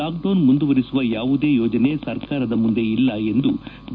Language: Kannada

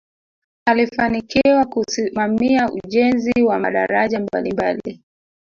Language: Swahili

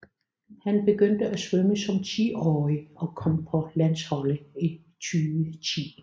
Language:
Danish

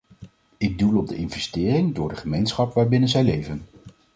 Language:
Dutch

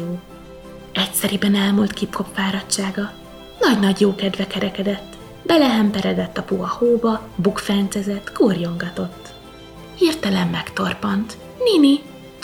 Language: Hungarian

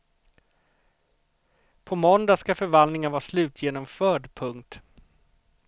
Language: Swedish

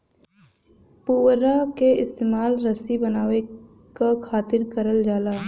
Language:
Bhojpuri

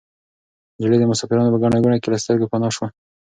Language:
Pashto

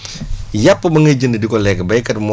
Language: Wolof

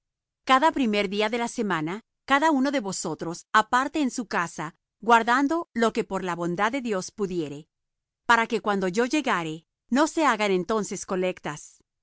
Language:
Spanish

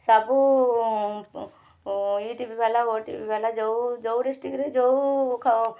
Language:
Odia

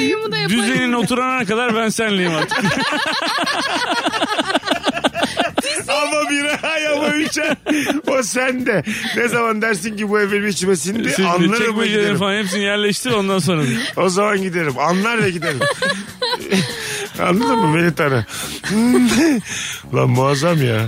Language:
Turkish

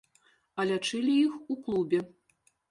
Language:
Belarusian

